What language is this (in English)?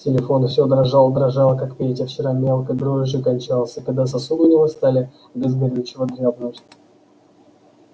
Russian